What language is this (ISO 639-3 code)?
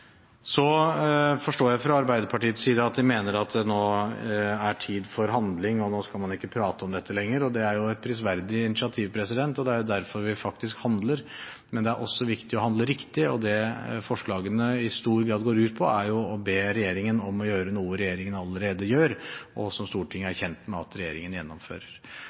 nob